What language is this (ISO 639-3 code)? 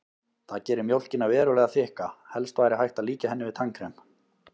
isl